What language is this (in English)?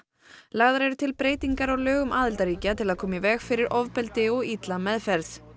Icelandic